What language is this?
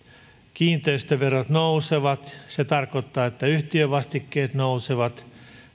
Finnish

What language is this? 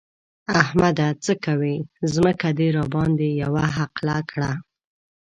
Pashto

